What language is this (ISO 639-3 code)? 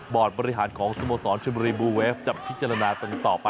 tha